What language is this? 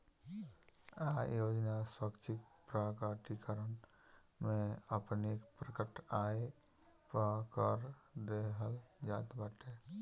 Bhojpuri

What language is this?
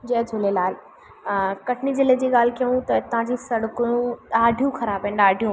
Sindhi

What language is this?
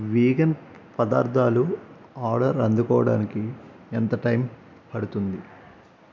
Telugu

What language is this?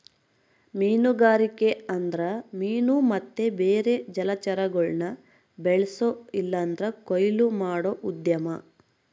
Kannada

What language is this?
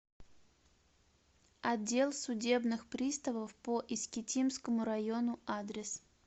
Russian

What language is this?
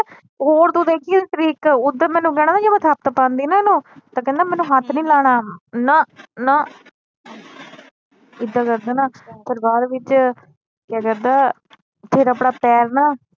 Punjabi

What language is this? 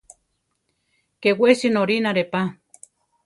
Central Tarahumara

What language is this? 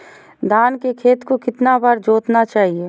Magahi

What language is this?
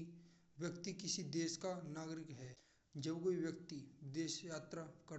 Braj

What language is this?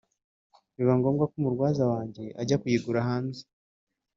Kinyarwanda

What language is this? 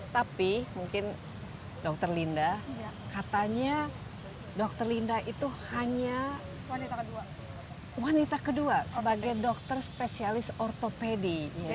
Indonesian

